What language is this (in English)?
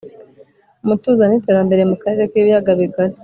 Kinyarwanda